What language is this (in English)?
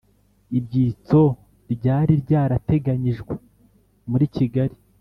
Kinyarwanda